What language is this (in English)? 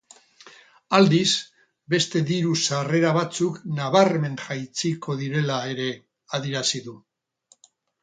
Basque